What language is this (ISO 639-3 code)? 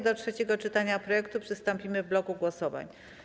pol